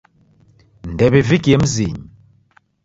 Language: Taita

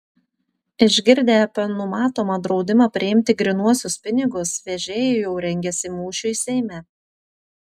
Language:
Lithuanian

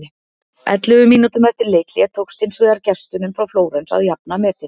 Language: Icelandic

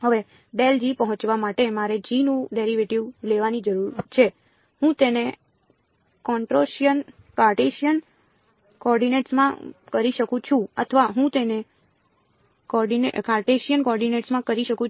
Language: Gujarati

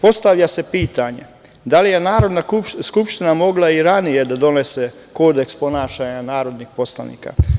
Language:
Serbian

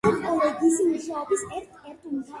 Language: Georgian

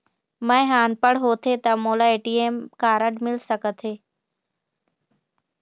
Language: Chhattisgarhi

